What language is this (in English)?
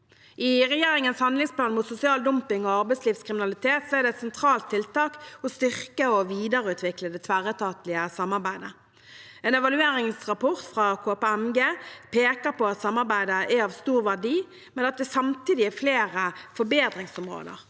Norwegian